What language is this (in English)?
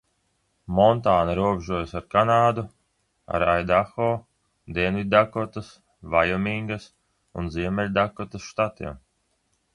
Latvian